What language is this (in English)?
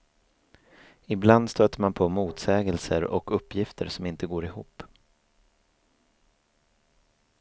Swedish